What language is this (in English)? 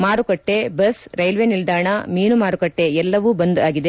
Kannada